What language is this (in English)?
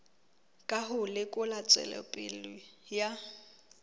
Southern Sotho